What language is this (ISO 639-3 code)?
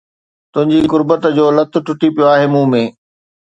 snd